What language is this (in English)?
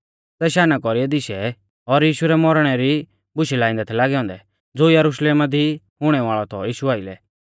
Mahasu Pahari